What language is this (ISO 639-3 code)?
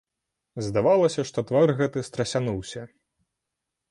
bel